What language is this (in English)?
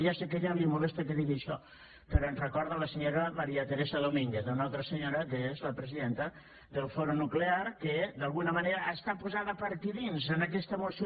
Catalan